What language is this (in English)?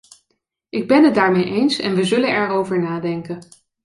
Dutch